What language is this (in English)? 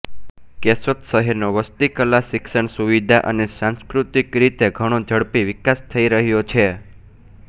Gujarati